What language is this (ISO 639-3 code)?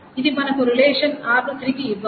tel